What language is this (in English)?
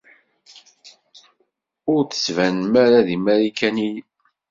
Kabyle